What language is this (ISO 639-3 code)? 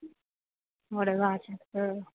doi